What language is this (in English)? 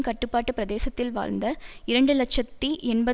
Tamil